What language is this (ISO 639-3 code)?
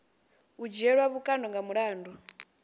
ven